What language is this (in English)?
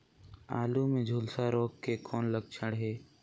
Chhattisgarhi